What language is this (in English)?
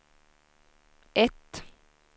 Swedish